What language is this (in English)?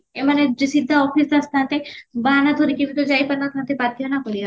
Odia